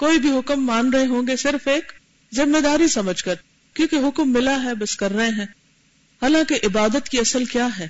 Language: Urdu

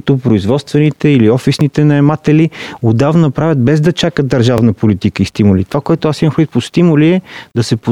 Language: Bulgarian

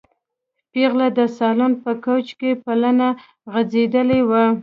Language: Pashto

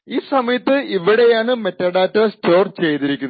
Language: Malayalam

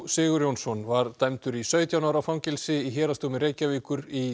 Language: Icelandic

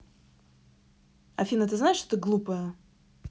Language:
Russian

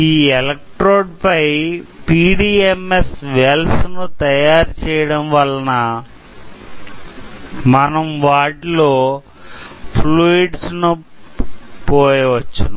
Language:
Telugu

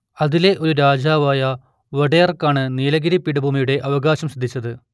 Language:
Malayalam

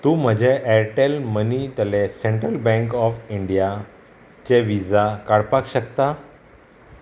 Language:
Konkani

